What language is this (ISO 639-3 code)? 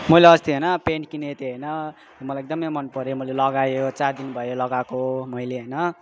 nep